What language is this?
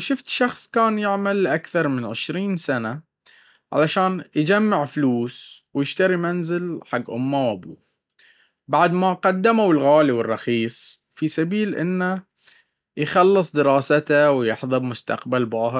Baharna Arabic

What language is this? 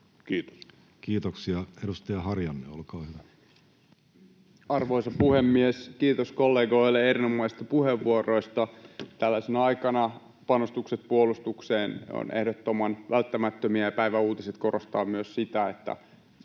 Finnish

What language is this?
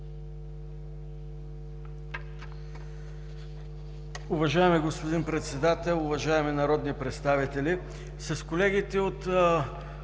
Bulgarian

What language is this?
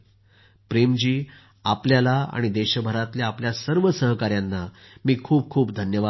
Marathi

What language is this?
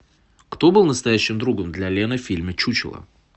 Russian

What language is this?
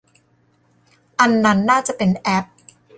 Thai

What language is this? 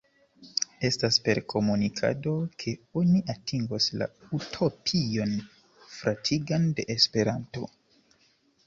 Esperanto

